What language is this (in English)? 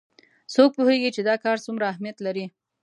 Pashto